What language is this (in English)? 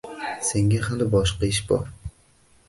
Uzbek